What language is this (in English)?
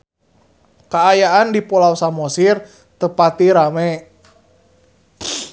Sundanese